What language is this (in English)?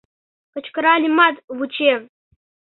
Mari